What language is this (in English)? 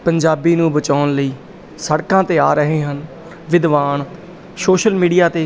Punjabi